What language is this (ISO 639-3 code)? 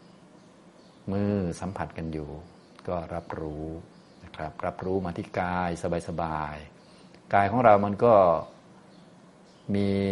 tha